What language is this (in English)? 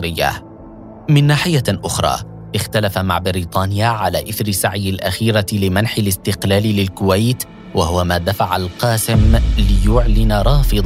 Arabic